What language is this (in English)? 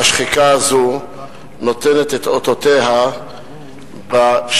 Hebrew